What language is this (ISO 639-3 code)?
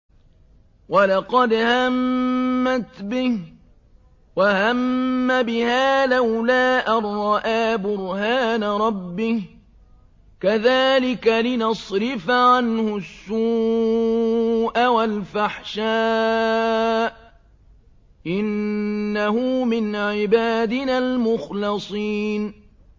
ara